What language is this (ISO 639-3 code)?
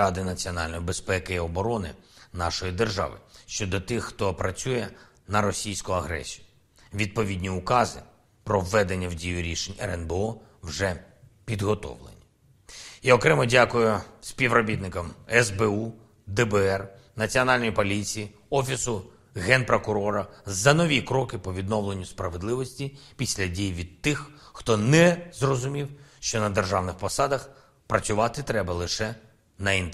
ukr